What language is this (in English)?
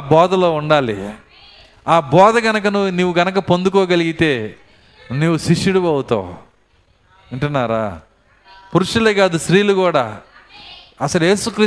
Telugu